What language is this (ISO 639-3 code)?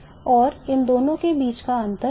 hin